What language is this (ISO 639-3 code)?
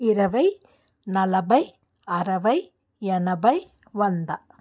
tel